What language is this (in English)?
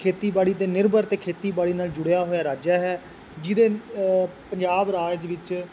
Punjabi